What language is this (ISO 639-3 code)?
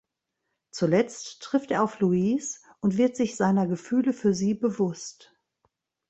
deu